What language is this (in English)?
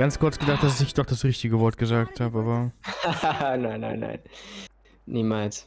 German